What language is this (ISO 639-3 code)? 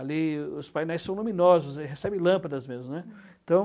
por